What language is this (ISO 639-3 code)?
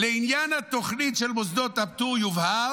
heb